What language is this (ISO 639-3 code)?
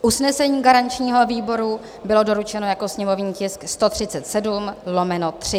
ces